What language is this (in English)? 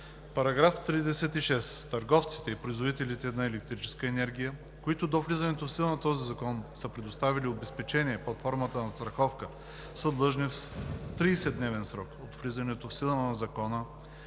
Bulgarian